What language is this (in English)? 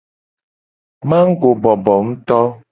Gen